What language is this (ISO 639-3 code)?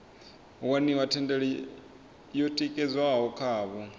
ven